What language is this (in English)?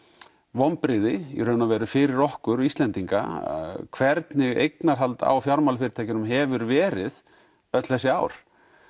Icelandic